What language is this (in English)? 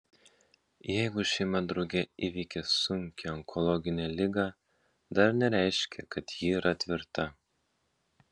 Lithuanian